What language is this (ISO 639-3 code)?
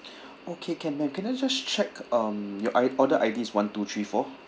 eng